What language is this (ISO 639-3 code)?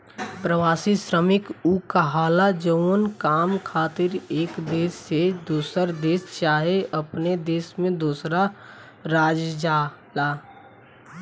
bho